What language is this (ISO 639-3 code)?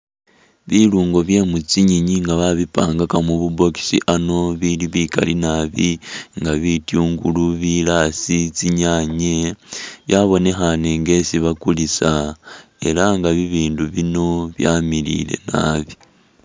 myx